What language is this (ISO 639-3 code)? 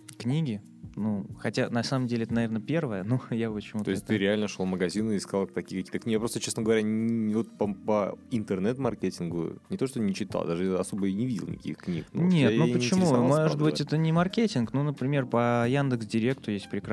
rus